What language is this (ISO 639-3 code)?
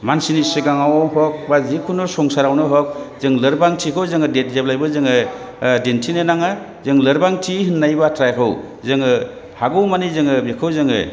brx